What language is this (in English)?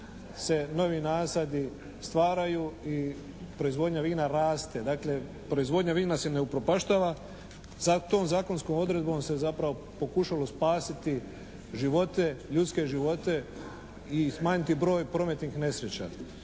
Croatian